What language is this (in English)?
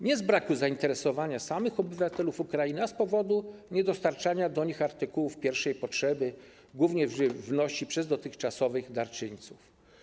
Polish